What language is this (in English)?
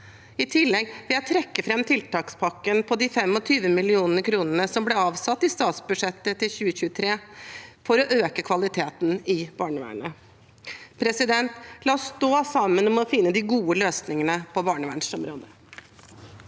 Norwegian